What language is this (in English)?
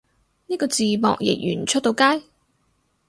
Cantonese